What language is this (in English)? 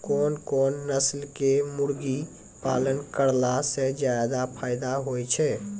Maithili